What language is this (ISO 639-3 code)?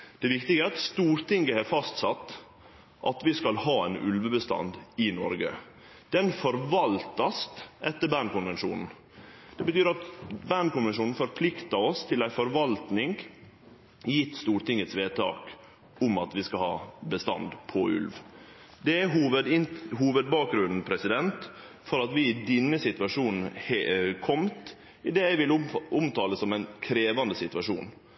nno